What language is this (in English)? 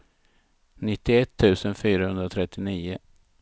Swedish